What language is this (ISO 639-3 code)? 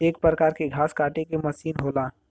bho